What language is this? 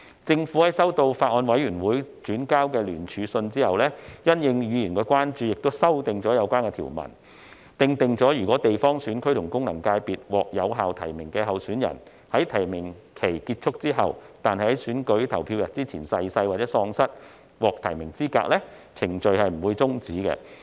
Cantonese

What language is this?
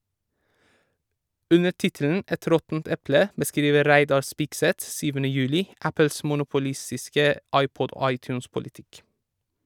Norwegian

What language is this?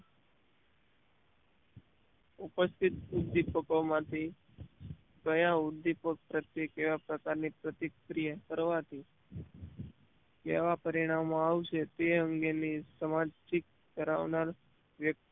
Gujarati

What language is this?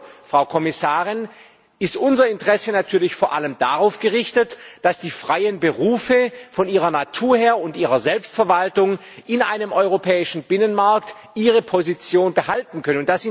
German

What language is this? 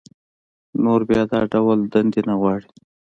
Pashto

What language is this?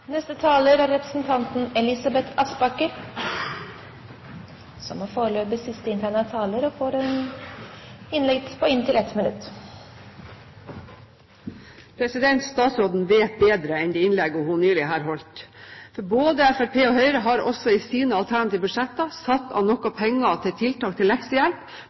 Norwegian Bokmål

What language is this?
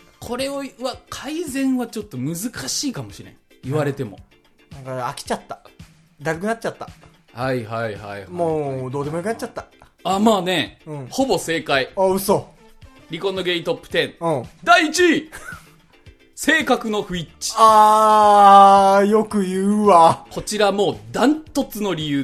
Japanese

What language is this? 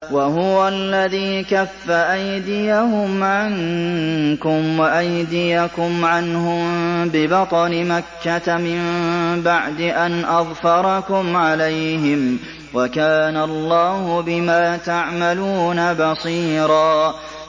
Arabic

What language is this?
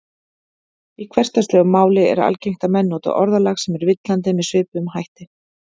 Icelandic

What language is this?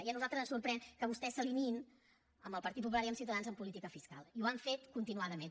Catalan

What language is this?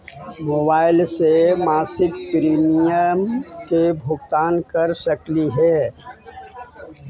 Magahi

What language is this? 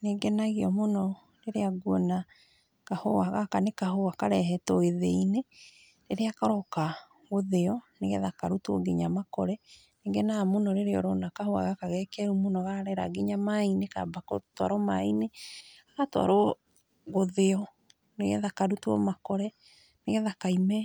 Kikuyu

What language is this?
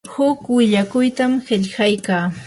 Yanahuanca Pasco Quechua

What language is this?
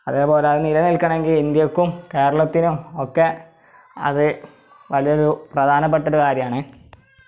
Malayalam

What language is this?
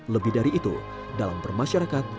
Indonesian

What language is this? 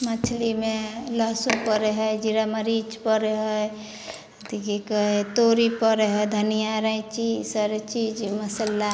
Maithili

